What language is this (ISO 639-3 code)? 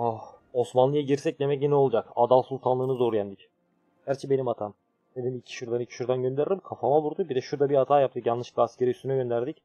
tur